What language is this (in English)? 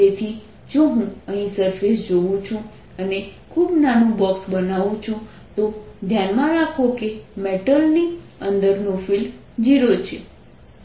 Gujarati